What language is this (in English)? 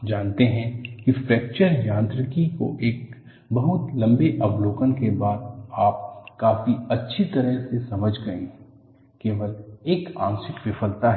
Hindi